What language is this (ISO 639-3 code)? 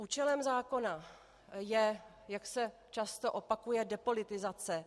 ces